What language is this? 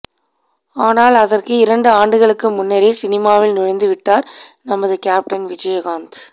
Tamil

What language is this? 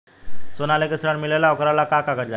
Bhojpuri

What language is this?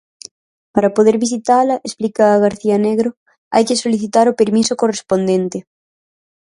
Galician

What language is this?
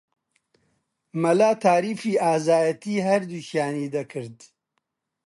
Central Kurdish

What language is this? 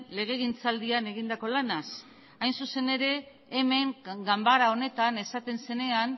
Basque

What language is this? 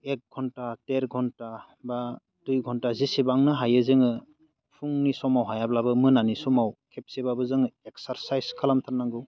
Bodo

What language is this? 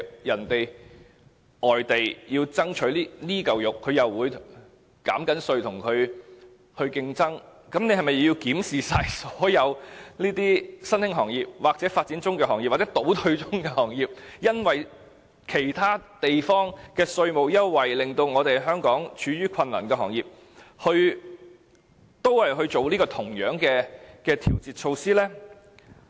Cantonese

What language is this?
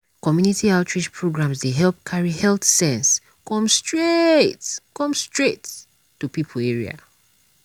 Nigerian Pidgin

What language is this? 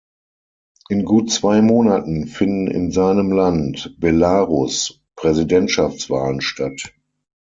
German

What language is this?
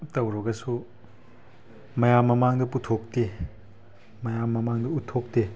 Manipuri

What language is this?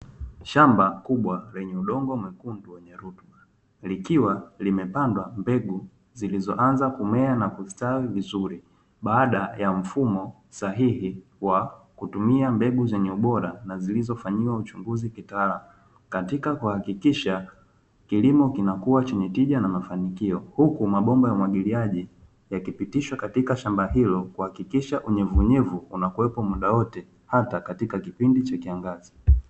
Swahili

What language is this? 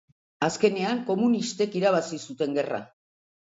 Basque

